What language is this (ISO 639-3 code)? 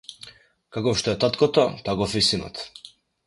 mkd